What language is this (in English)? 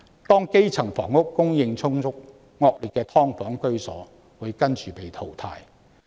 Cantonese